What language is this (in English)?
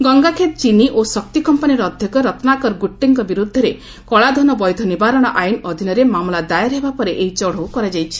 Odia